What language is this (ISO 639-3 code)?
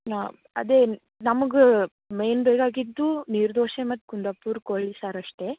kan